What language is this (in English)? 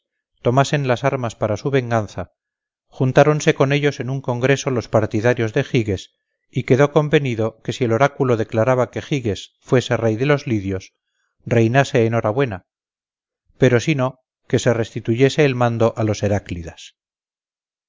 Spanish